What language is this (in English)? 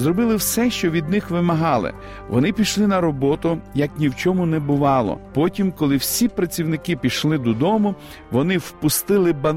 Ukrainian